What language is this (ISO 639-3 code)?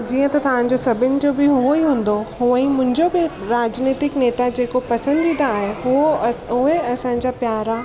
snd